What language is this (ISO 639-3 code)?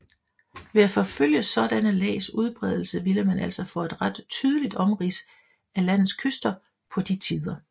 dan